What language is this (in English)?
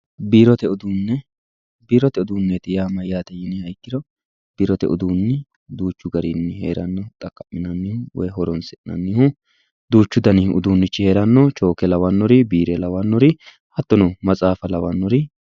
Sidamo